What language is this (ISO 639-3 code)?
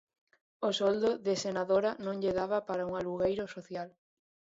glg